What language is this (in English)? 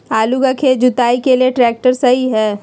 Magahi